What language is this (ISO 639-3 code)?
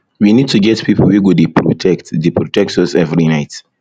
pcm